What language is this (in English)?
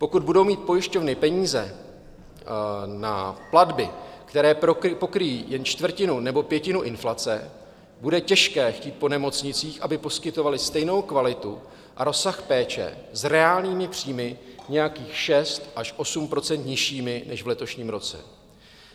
Czech